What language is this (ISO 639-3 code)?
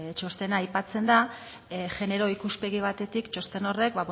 eus